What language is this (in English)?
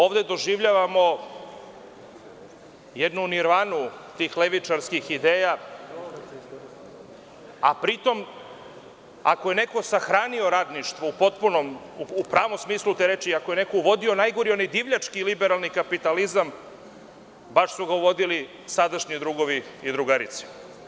Serbian